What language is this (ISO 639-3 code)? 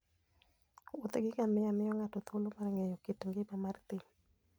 luo